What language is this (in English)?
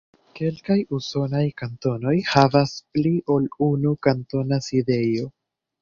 Esperanto